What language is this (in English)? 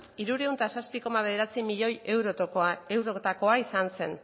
Basque